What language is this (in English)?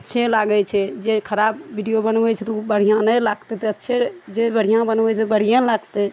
Maithili